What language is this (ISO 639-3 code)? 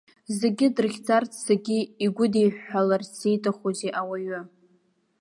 abk